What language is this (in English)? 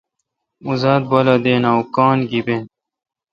Kalkoti